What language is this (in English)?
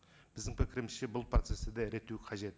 Kazakh